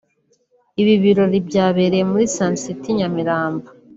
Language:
Kinyarwanda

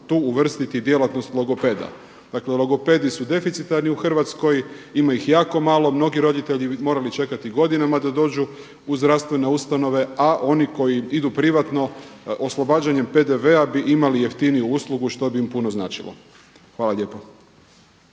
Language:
Croatian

